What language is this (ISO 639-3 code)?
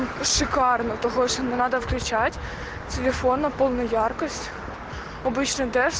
rus